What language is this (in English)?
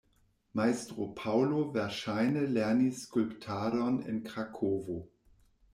Esperanto